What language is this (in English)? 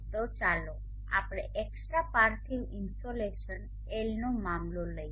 Gujarati